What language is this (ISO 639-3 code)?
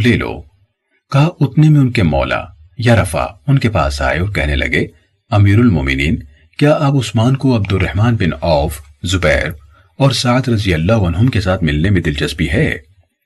urd